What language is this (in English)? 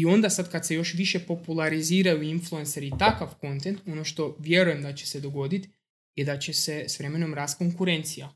Croatian